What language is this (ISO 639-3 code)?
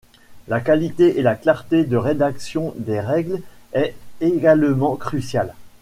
fra